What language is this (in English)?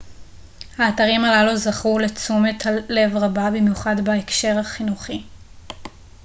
Hebrew